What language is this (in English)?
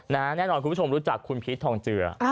Thai